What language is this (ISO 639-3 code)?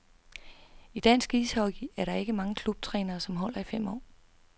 dan